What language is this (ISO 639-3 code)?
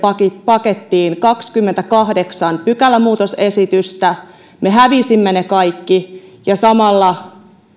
fin